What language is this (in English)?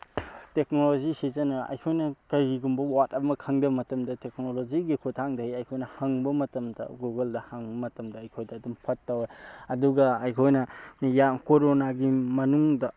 Manipuri